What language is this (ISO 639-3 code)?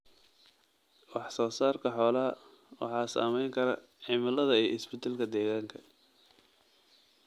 som